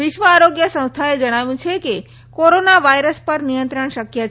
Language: Gujarati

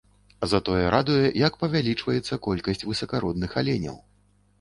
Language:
Belarusian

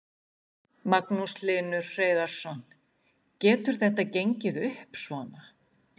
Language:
Icelandic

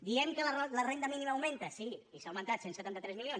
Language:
Catalan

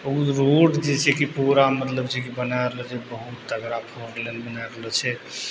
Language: Maithili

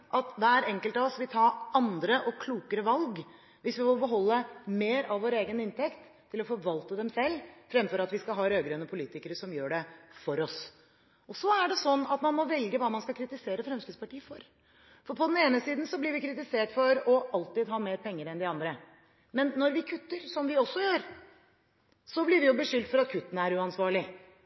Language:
Norwegian Bokmål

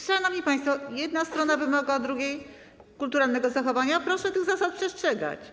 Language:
Polish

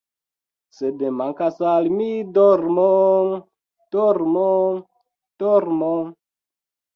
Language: Esperanto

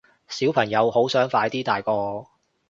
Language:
Cantonese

